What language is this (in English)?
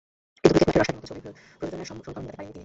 Bangla